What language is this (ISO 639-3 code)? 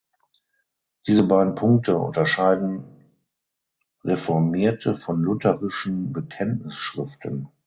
deu